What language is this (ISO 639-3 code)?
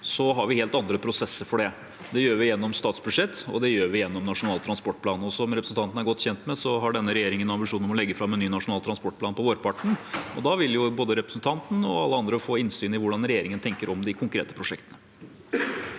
nor